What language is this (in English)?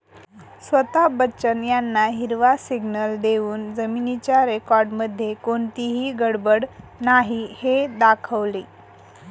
Marathi